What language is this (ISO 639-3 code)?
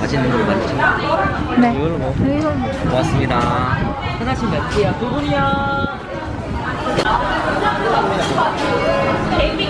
kor